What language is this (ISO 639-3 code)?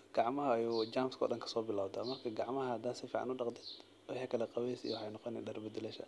som